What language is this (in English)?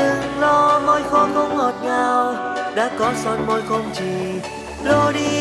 Vietnamese